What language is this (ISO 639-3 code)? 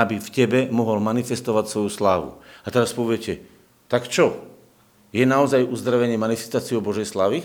slk